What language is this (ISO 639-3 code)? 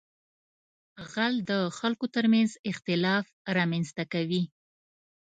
pus